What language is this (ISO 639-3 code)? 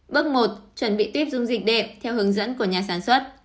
vie